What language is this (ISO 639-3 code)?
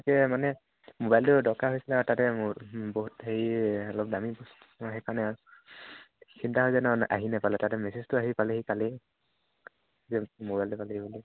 asm